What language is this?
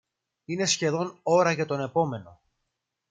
Greek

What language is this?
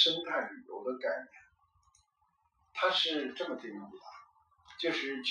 Chinese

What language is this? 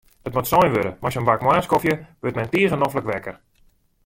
Western Frisian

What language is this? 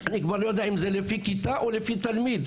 Hebrew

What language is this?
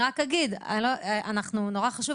Hebrew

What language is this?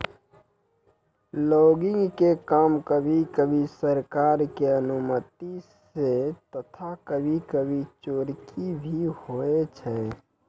Maithili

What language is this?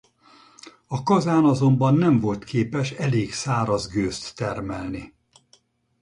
Hungarian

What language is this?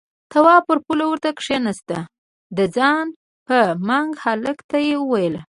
Pashto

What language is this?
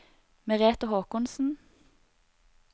Norwegian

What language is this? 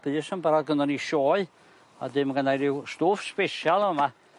Welsh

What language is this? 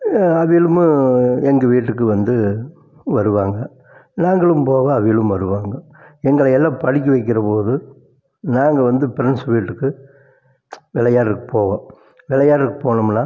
Tamil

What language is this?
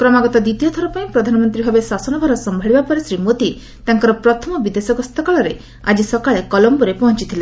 Odia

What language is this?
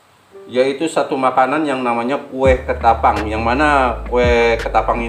Indonesian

